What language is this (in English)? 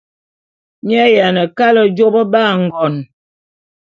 Bulu